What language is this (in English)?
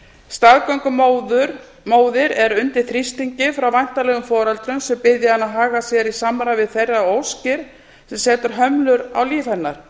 Icelandic